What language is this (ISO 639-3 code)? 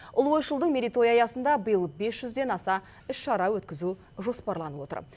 kaz